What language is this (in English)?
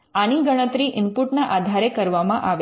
Gujarati